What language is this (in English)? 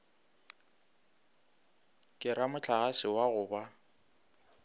Northern Sotho